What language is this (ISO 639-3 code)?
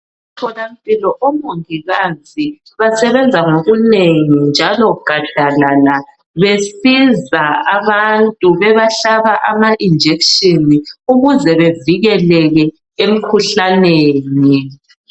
nde